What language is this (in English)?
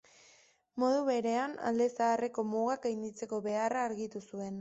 Basque